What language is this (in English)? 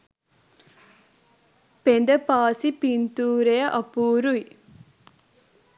Sinhala